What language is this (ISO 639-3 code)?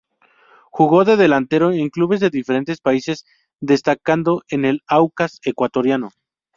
spa